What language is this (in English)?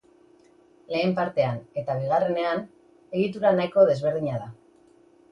Basque